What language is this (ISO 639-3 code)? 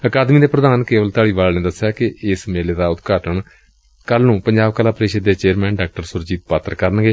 pan